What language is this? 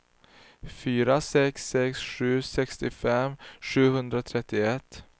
Swedish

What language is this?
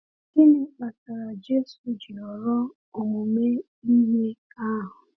Igbo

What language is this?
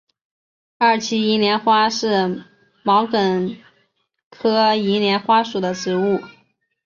Chinese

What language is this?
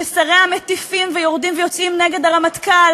Hebrew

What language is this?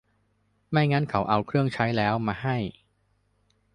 Thai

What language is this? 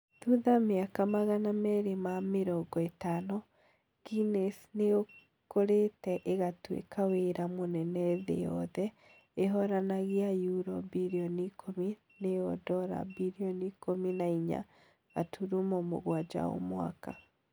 Kikuyu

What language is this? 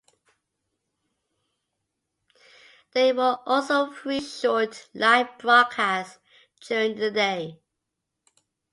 English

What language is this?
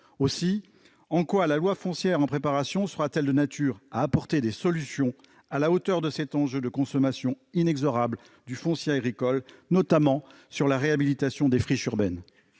French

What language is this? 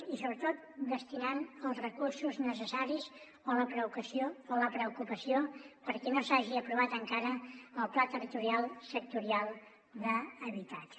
Catalan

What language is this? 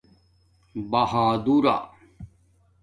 Domaaki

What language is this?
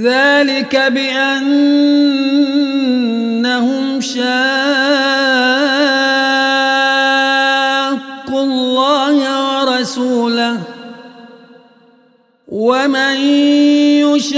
Arabic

